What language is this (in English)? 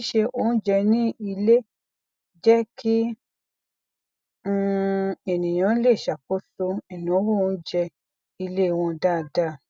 Yoruba